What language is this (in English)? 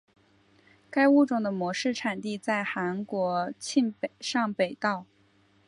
Chinese